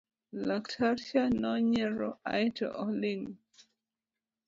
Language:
Luo (Kenya and Tanzania)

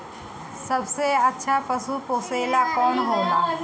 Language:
Bhojpuri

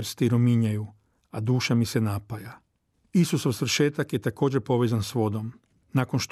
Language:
Croatian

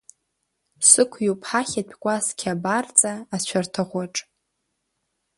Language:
Abkhazian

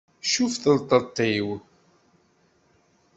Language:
Kabyle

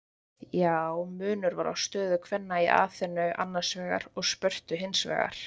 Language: Icelandic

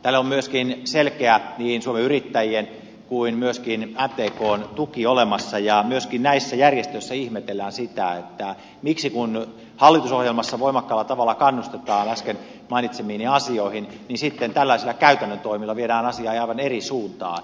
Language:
Finnish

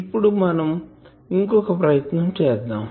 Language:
Telugu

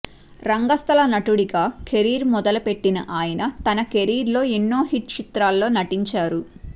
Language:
Telugu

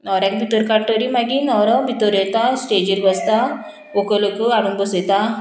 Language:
Konkani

